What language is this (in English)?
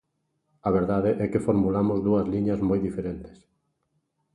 Galician